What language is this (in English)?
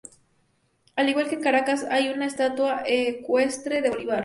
Spanish